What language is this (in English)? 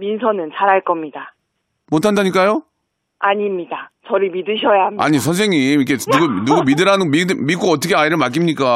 Korean